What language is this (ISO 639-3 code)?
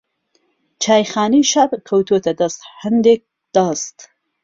ckb